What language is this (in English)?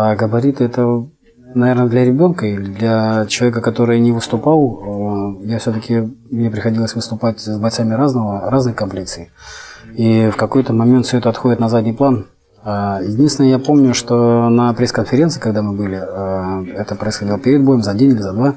Russian